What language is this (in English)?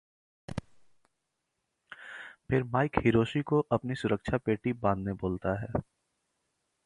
Hindi